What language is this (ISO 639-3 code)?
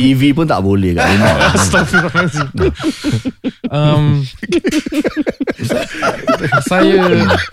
msa